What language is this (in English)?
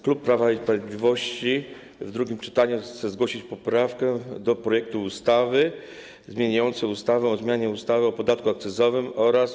Polish